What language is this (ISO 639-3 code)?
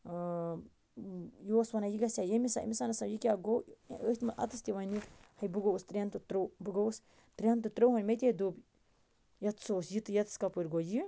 kas